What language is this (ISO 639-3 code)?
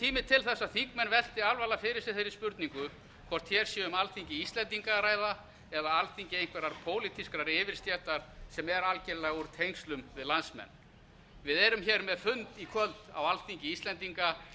isl